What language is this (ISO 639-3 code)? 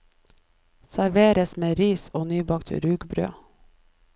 nor